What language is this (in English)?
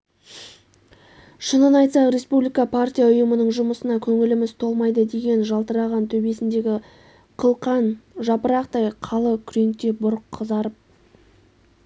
Kazakh